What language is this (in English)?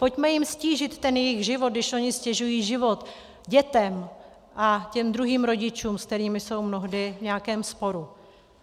Czech